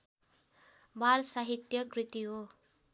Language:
Nepali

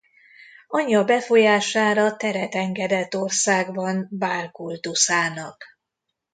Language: Hungarian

